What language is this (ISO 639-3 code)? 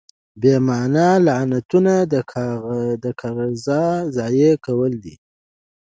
pus